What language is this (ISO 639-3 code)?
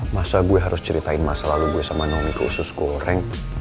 ind